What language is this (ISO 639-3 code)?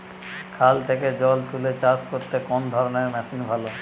ben